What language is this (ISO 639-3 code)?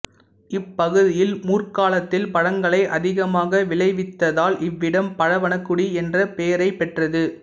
tam